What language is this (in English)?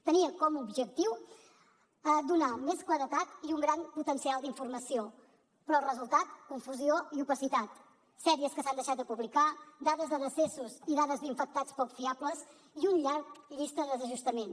Catalan